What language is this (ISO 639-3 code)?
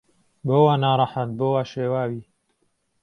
ckb